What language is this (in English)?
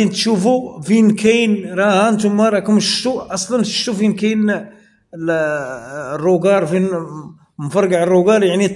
Arabic